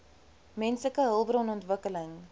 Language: Afrikaans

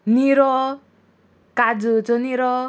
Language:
Konkani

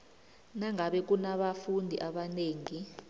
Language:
South Ndebele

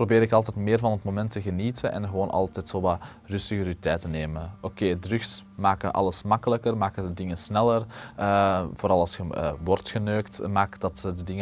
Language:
Dutch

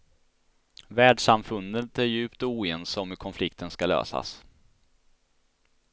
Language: Swedish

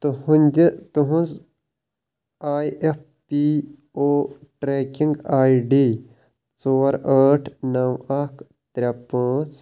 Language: Kashmiri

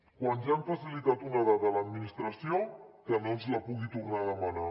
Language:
Catalan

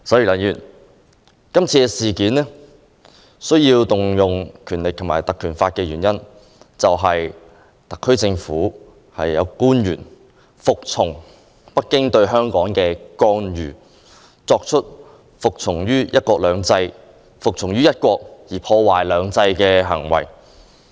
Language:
Cantonese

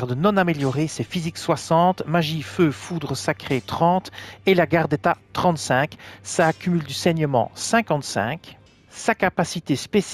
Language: French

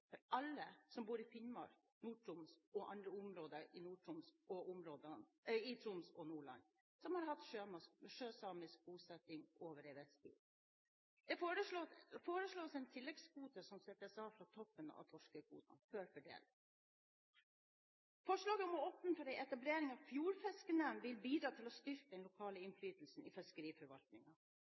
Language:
Norwegian Bokmål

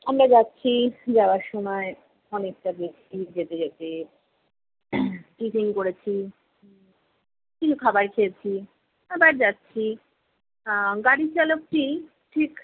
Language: Bangla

